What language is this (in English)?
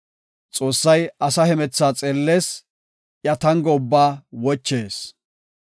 Gofa